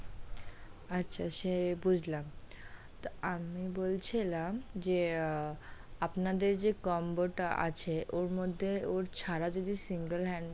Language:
Bangla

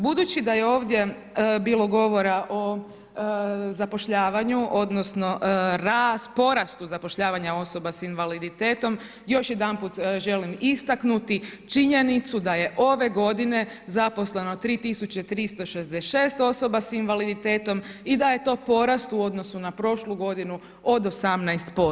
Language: Croatian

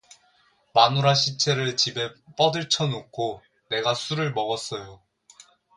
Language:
Korean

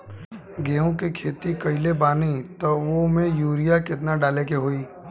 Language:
Bhojpuri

